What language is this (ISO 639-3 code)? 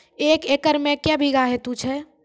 mai